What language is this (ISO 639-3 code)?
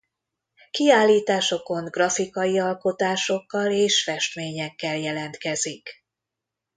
hun